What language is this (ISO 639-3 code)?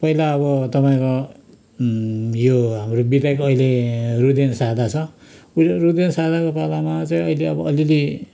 nep